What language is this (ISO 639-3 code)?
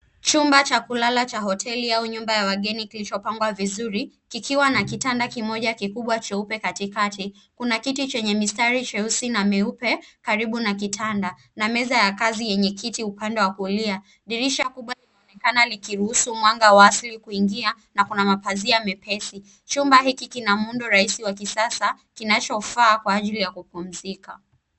swa